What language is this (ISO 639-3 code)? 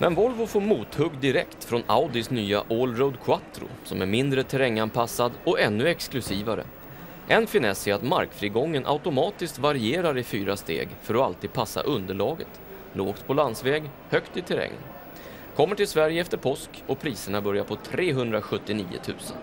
swe